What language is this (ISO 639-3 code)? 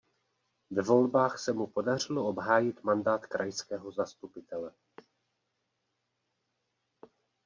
ces